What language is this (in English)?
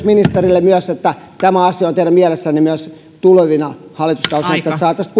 Finnish